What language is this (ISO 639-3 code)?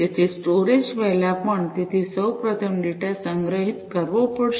guj